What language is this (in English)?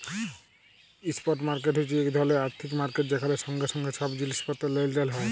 Bangla